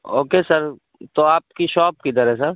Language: Urdu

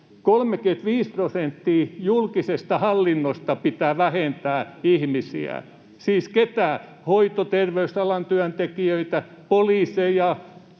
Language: Finnish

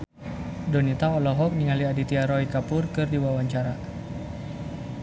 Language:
Sundanese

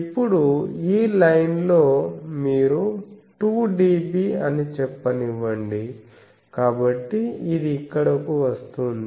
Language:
Telugu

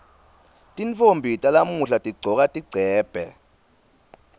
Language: Swati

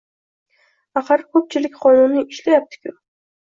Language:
Uzbek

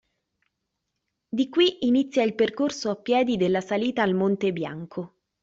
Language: Italian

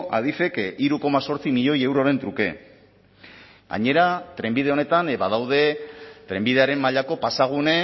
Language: Basque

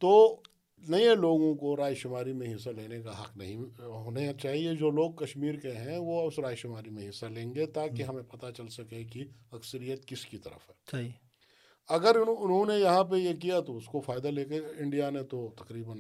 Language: Urdu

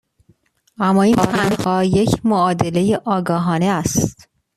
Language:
Persian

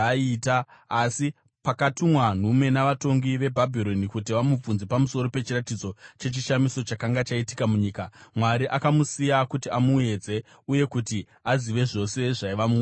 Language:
Shona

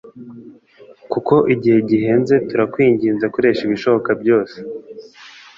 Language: Kinyarwanda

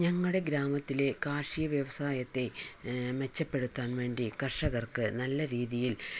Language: Malayalam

